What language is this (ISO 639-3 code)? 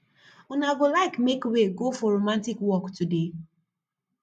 pcm